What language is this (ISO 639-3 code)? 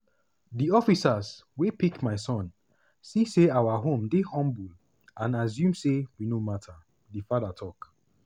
pcm